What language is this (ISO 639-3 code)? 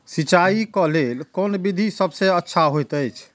mai